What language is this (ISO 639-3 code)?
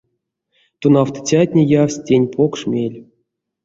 myv